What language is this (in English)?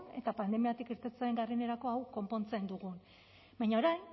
Basque